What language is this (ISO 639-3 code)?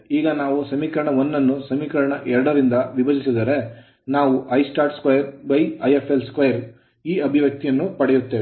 kan